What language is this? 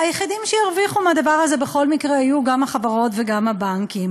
Hebrew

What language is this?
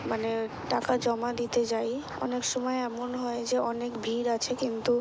Bangla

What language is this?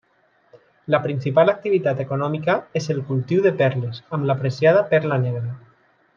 Catalan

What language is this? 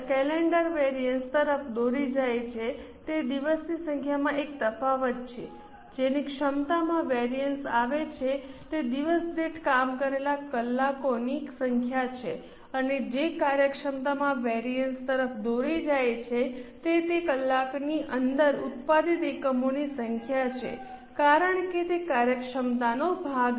Gujarati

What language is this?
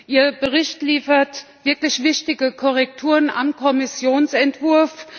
German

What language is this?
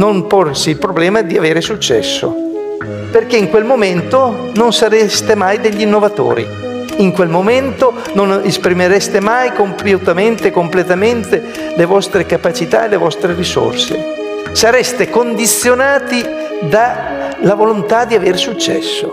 Italian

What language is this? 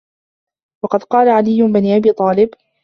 Arabic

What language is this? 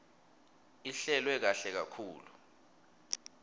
Swati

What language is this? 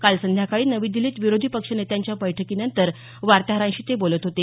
Marathi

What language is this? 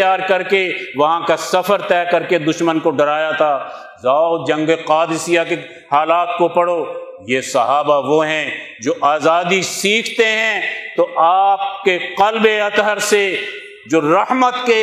Urdu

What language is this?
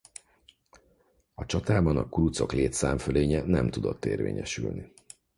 Hungarian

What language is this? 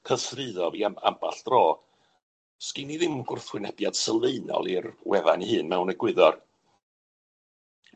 Welsh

